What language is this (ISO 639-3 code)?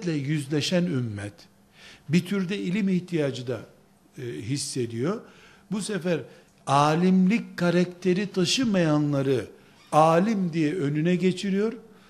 tur